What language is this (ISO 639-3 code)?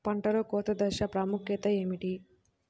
tel